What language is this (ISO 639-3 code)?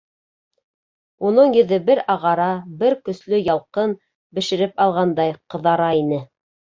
bak